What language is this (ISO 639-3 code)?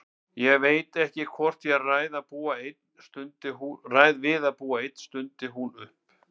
isl